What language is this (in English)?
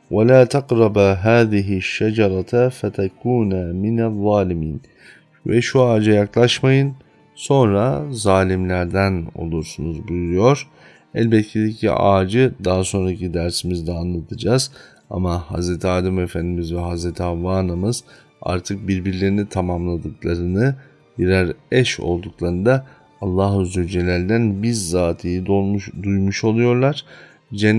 Turkish